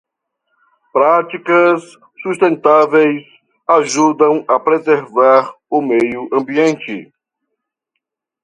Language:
Portuguese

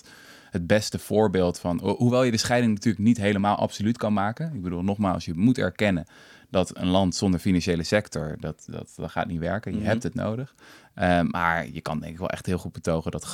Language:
Dutch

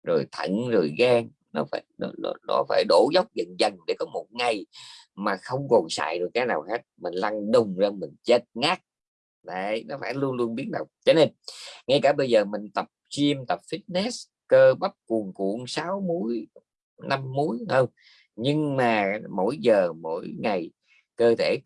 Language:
Vietnamese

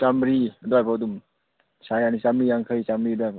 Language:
Manipuri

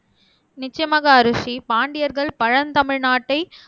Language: Tamil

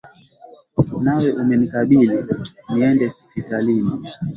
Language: Swahili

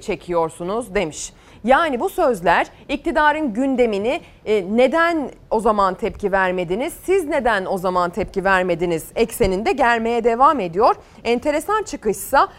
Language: Turkish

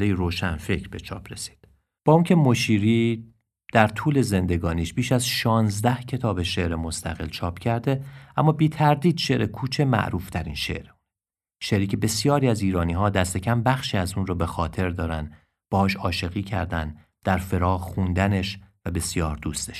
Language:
Persian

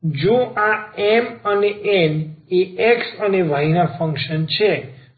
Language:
Gujarati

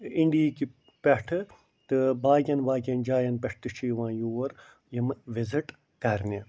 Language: Kashmiri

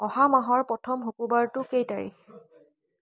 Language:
Assamese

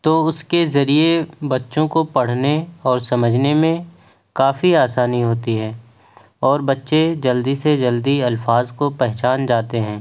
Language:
Urdu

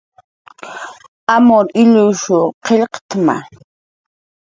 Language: Jaqaru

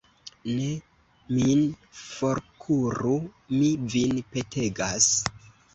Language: Esperanto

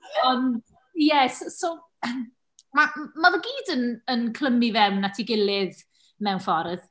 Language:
Welsh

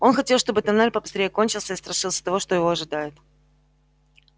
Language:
Russian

